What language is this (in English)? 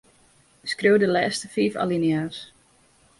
Western Frisian